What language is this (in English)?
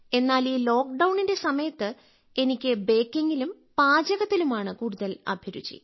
Malayalam